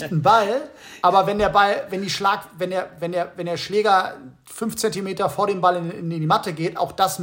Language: German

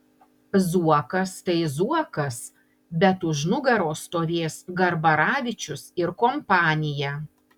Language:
Lithuanian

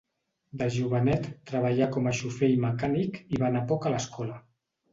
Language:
Catalan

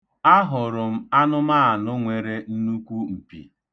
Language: Igbo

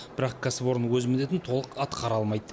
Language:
Kazakh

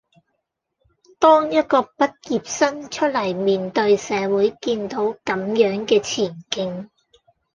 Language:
Cantonese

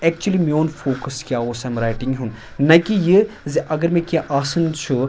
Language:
Kashmiri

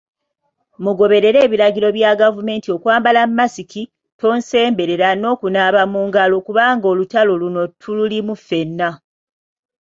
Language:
Ganda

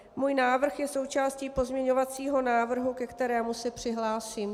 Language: Czech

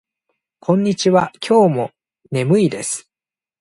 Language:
Japanese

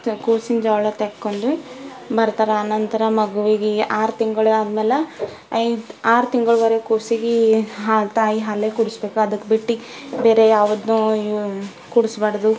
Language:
Kannada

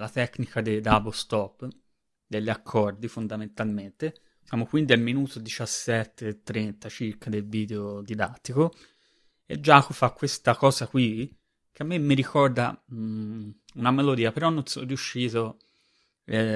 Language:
Italian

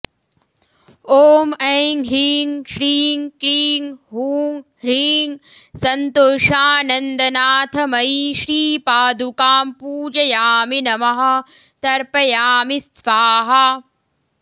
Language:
Sanskrit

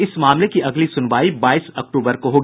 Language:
Hindi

